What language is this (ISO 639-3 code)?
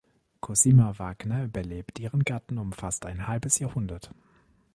deu